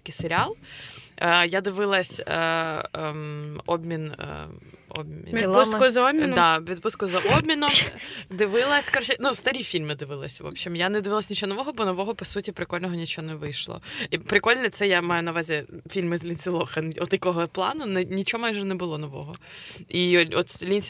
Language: Ukrainian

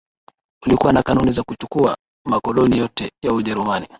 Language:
Swahili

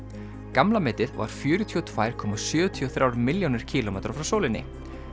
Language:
Icelandic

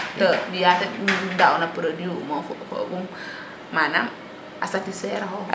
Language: Serer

